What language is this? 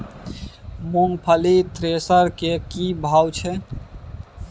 Maithili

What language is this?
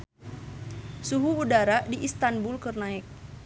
Sundanese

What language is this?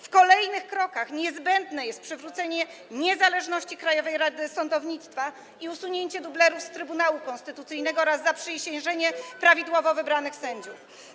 Polish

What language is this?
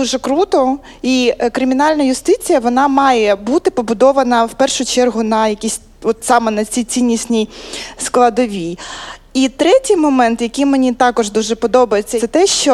Ukrainian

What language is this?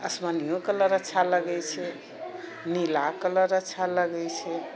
Maithili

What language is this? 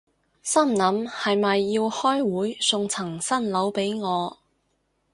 Cantonese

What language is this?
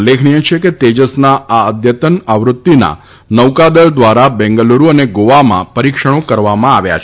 Gujarati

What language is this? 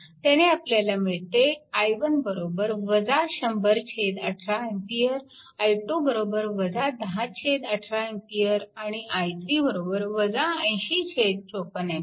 Marathi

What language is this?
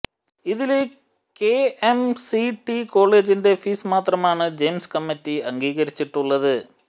Malayalam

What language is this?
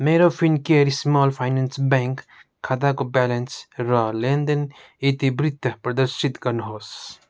Nepali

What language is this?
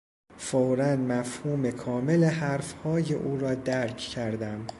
Persian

